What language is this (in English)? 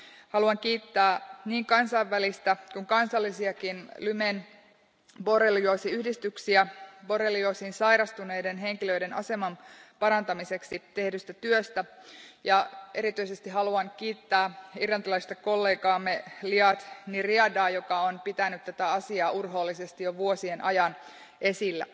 Finnish